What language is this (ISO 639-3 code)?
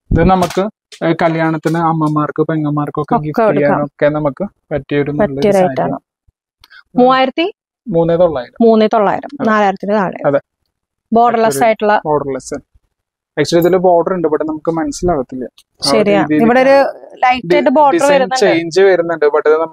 mal